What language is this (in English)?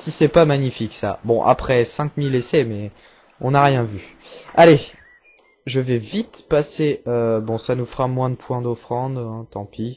French